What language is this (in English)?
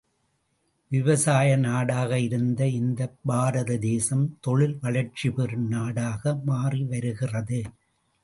Tamil